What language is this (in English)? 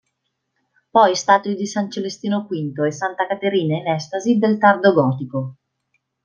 Italian